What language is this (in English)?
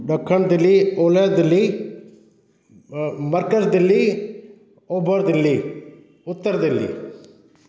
Sindhi